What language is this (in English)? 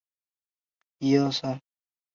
Chinese